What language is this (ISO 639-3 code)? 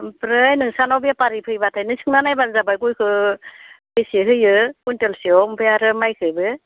brx